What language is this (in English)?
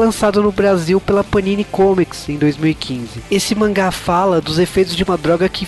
Portuguese